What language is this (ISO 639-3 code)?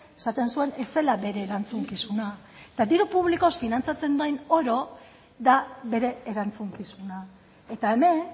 eus